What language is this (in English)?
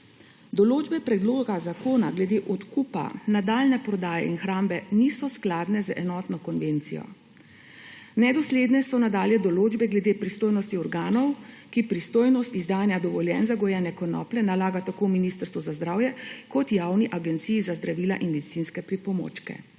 Slovenian